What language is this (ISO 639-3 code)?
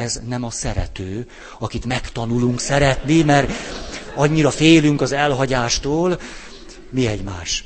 hun